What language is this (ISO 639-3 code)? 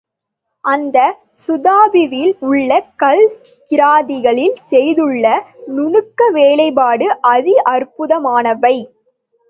tam